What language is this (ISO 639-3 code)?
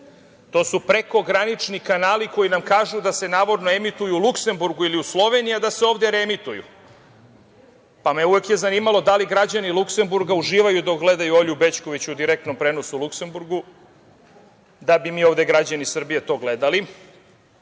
srp